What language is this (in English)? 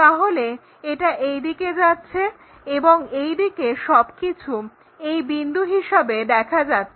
Bangla